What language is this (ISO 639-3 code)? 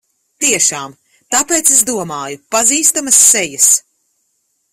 lav